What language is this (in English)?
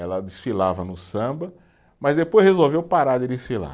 Portuguese